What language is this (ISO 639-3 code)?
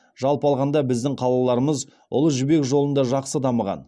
kaz